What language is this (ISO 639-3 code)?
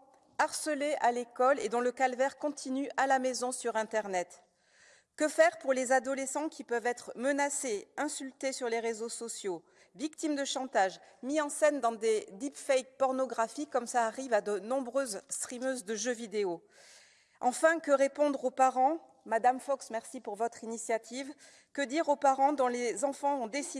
fra